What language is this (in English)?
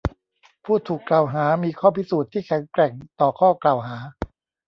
Thai